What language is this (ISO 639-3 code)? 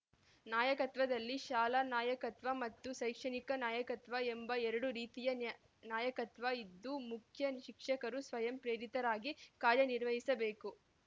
kan